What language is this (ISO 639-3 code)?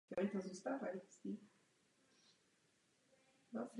ces